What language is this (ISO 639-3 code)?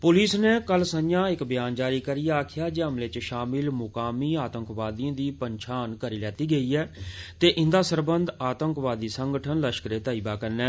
doi